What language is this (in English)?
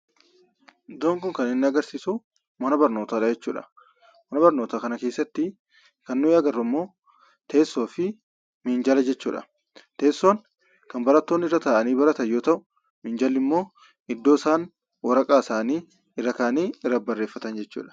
Oromo